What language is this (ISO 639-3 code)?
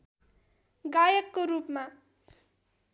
nep